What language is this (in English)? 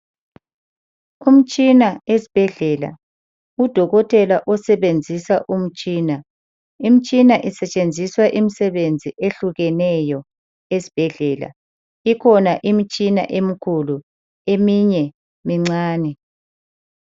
North Ndebele